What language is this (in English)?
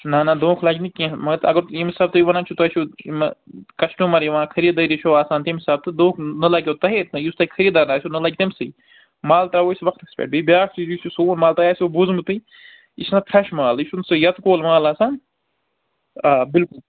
Kashmiri